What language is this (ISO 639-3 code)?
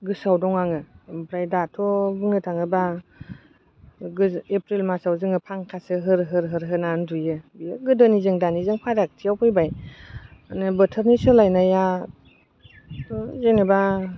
brx